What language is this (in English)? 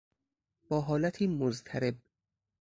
Persian